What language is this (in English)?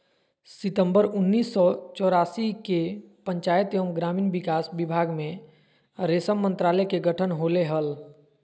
Magahi